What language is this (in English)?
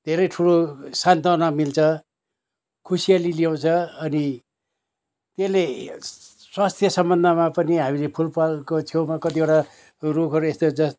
Nepali